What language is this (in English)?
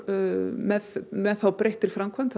Icelandic